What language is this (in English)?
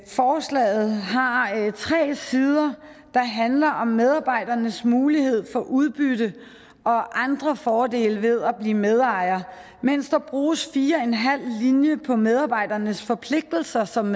Danish